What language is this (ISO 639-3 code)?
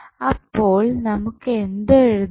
mal